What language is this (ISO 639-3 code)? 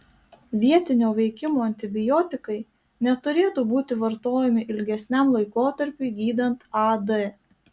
lit